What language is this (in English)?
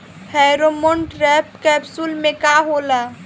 Bhojpuri